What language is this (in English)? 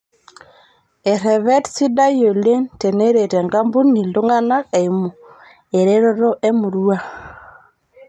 Masai